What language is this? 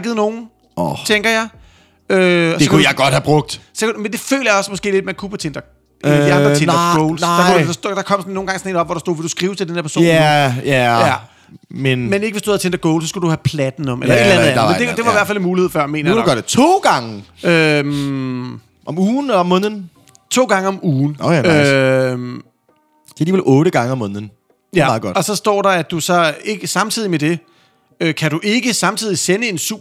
Danish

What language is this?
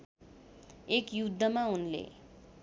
Nepali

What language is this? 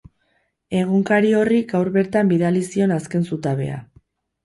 Basque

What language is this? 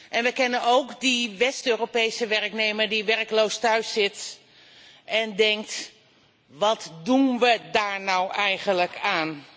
Dutch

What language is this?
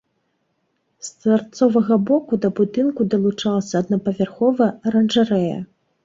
Belarusian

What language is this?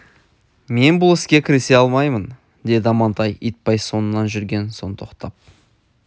Kazakh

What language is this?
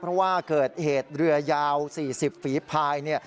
Thai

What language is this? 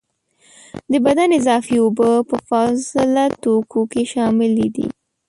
Pashto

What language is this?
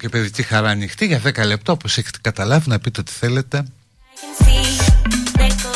Greek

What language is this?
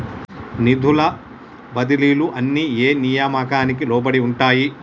Telugu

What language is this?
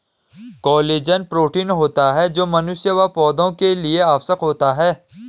Hindi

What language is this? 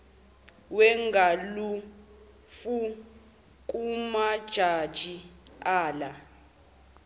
Zulu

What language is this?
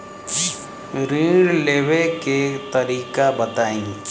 Bhojpuri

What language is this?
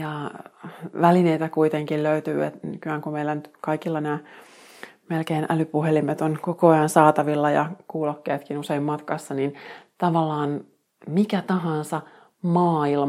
Finnish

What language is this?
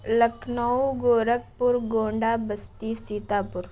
Urdu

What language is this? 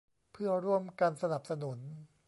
Thai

